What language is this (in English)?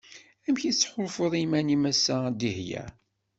Kabyle